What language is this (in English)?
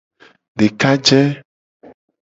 Gen